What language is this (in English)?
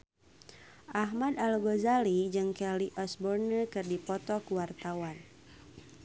Sundanese